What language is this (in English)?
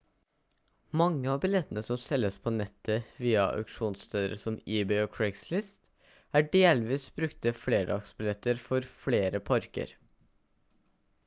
Norwegian Bokmål